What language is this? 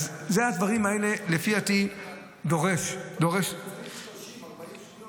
Hebrew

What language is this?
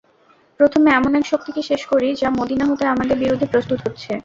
Bangla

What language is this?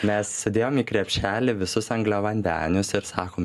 Lithuanian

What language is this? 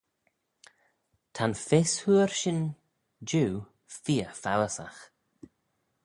Manx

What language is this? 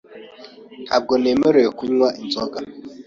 Kinyarwanda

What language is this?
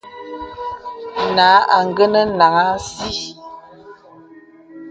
Bebele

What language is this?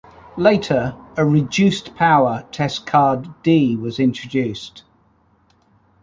English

